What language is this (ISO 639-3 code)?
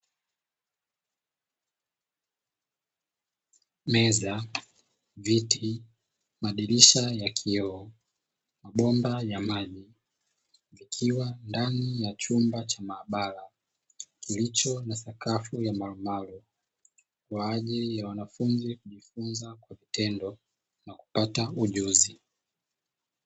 swa